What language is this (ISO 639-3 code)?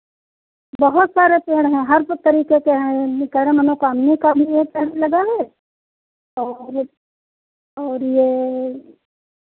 hin